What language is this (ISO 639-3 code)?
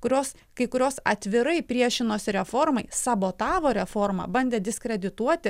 lit